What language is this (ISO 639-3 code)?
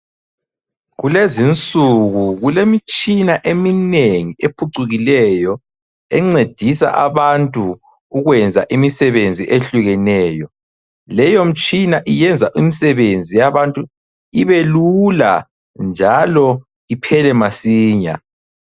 nde